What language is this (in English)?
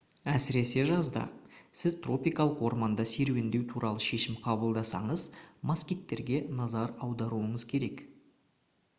Kazakh